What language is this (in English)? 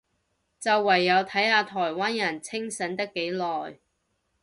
Cantonese